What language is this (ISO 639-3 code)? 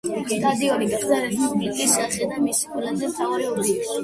kat